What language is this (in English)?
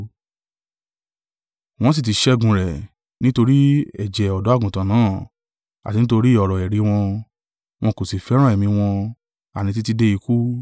Yoruba